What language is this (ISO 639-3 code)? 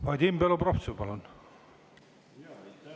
est